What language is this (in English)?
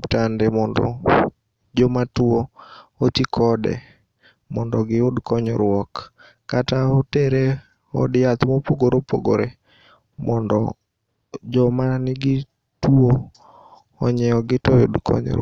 Luo (Kenya and Tanzania)